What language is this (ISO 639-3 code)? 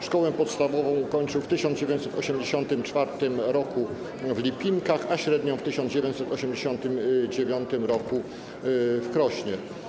pol